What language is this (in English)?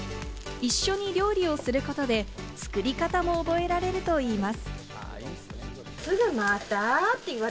Japanese